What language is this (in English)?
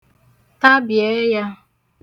Igbo